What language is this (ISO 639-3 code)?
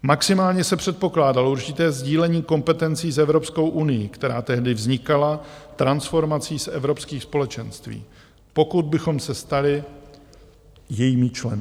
ces